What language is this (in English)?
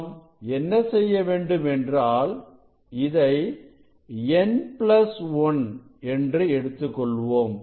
Tamil